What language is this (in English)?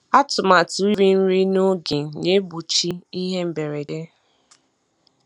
Igbo